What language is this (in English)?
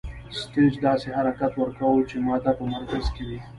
Pashto